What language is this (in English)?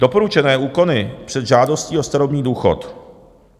Czech